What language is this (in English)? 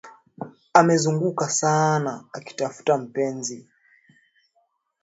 Swahili